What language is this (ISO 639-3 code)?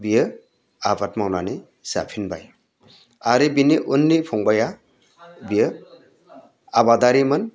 brx